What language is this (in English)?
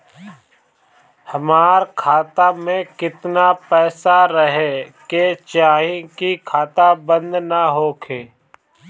Bhojpuri